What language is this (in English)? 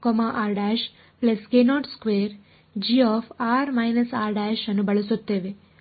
Kannada